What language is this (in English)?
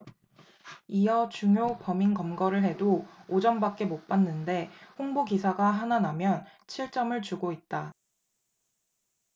Korean